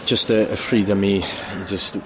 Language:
Welsh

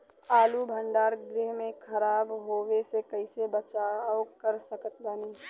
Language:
Bhojpuri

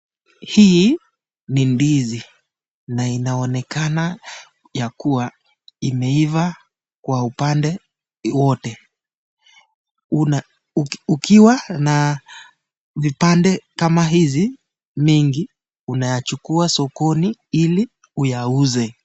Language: Swahili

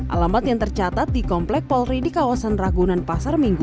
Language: Indonesian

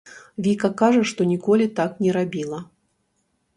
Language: Belarusian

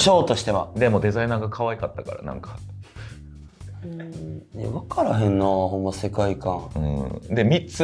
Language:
Japanese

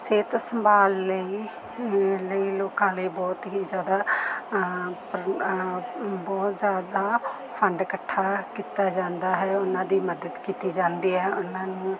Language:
Punjabi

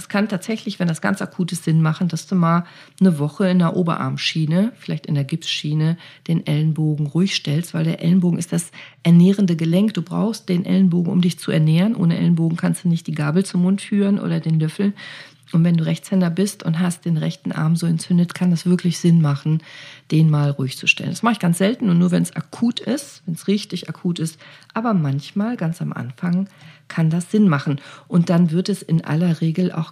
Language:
German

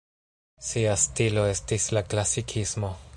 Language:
Esperanto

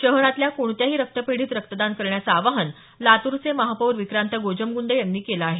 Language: Marathi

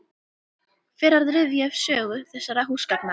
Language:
Icelandic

